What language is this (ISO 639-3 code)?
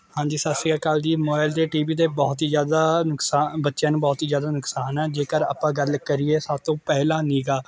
pan